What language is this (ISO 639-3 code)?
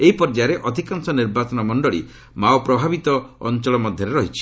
ori